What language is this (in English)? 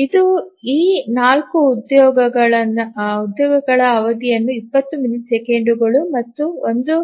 Kannada